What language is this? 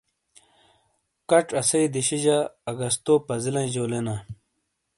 Shina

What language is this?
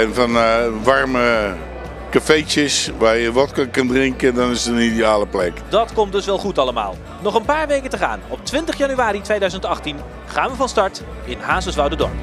Dutch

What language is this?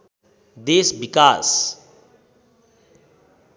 Nepali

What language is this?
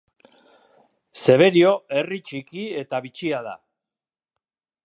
Basque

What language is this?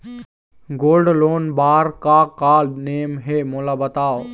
Chhattisgarhi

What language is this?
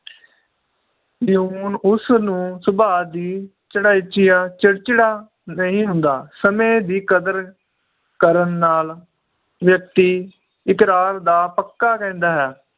Punjabi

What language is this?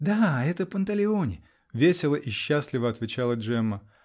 Russian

